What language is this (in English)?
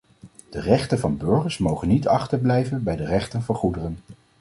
Dutch